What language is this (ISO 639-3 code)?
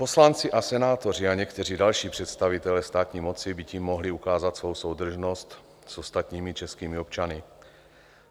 ces